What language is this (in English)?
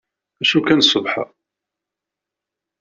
Kabyle